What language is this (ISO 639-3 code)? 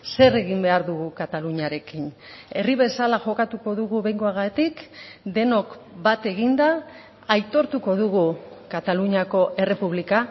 eus